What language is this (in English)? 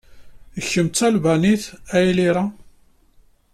Kabyle